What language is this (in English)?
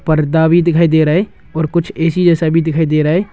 Hindi